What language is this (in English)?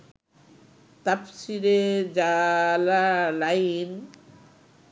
Bangla